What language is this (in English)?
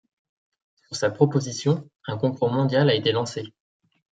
French